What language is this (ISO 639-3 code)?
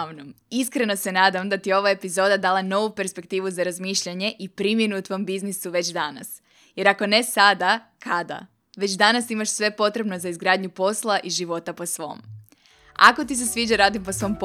hrv